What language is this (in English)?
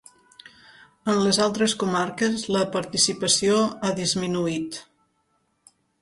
Catalan